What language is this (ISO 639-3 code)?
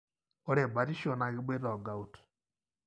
mas